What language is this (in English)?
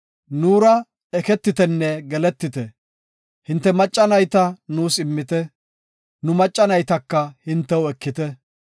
Gofa